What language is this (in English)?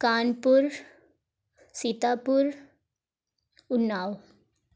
Urdu